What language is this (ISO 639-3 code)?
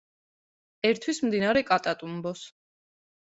kat